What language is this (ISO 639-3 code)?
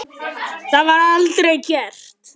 isl